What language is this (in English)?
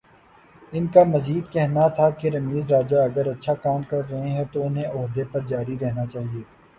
Urdu